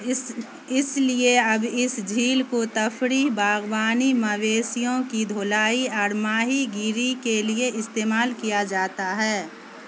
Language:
Urdu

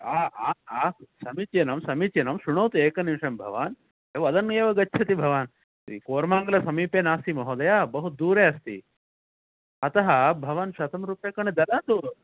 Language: Sanskrit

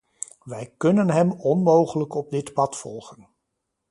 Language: Dutch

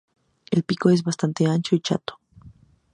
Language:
Spanish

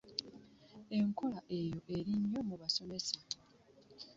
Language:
Ganda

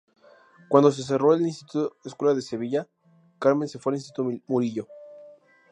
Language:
Spanish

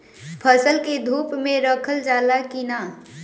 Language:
Bhojpuri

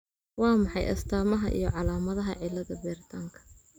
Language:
Somali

